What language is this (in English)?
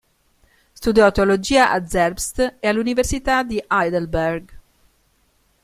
Italian